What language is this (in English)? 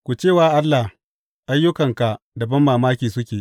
Hausa